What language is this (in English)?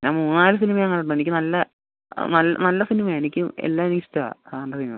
Malayalam